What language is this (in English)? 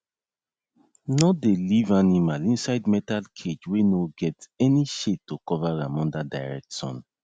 Nigerian Pidgin